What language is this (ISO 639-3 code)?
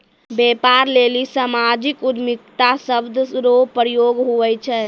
mai